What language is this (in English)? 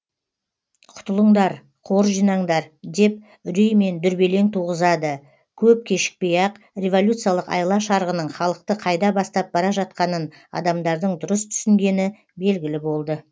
Kazakh